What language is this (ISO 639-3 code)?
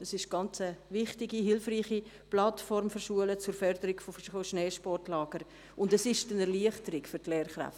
gsw